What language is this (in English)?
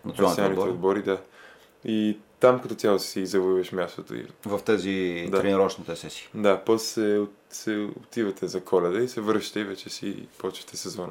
Bulgarian